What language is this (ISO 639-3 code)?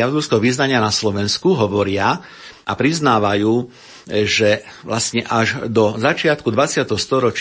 slk